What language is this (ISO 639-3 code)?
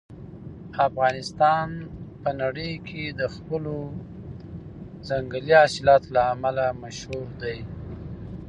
pus